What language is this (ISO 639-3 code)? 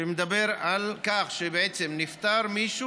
heb